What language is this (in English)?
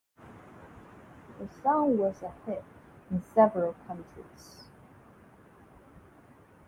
English